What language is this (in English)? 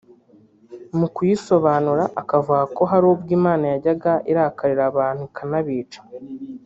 Kinyarwanda